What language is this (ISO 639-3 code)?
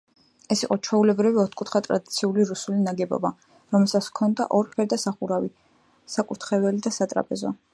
kat